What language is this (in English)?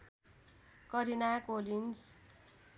Nepali